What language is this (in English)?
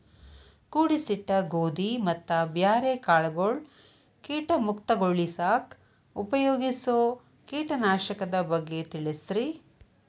Kannada